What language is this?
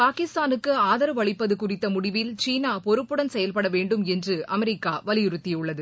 Tamil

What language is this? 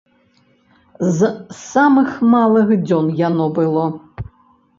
Belarusian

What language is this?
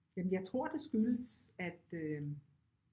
Danish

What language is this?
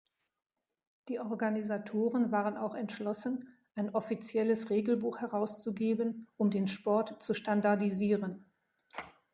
German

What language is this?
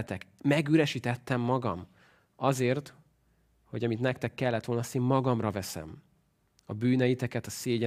Hungarian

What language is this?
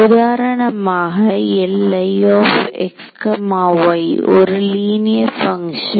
Tamil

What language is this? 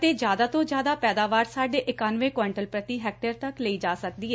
Punjabi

